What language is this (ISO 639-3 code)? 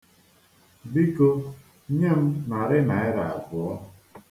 ibo